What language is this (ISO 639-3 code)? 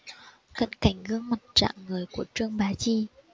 vie